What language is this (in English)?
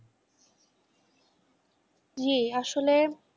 Bangla